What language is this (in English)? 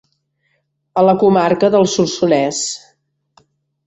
Catalan